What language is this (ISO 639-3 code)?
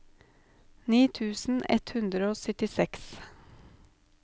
nor